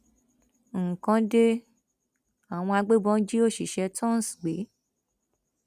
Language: Yoruba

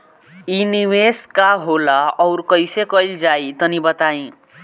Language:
Bhojpuri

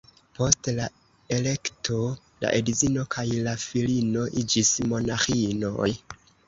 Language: Esperanto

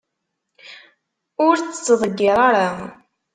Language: Kabyle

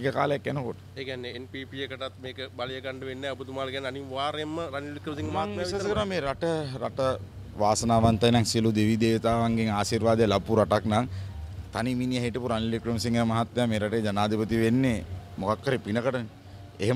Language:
Indonesian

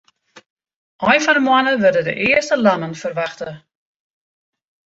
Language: Western Frisian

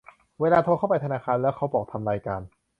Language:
Thai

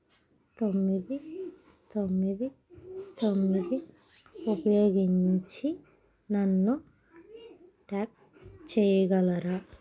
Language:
Telugu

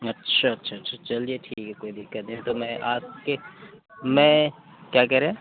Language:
Urdu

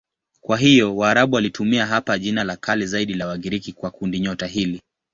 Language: Swahili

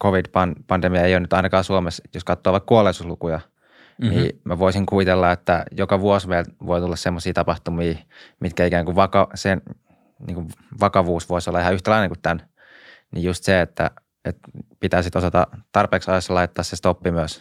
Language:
Finnish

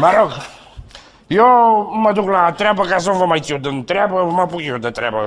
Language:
Romanian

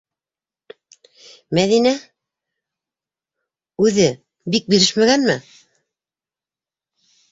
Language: Bashkir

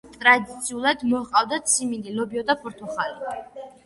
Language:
Georgian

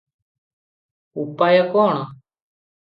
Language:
Odia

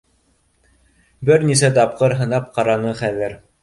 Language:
Bashkir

